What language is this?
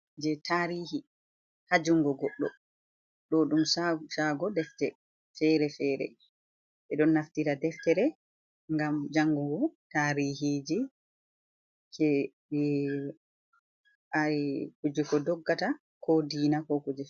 Fula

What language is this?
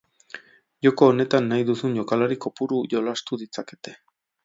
Basque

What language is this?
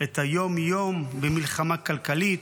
Hebrew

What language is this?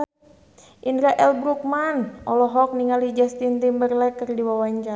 Sundanese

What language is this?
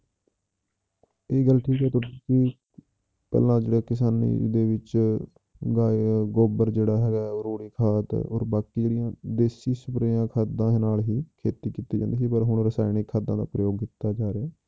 Punjabi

